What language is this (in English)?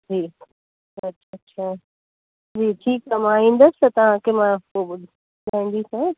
Sindhi